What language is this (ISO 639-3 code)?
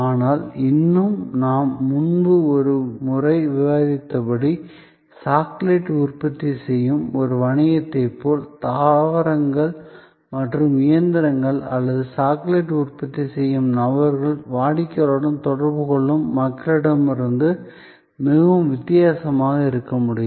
tam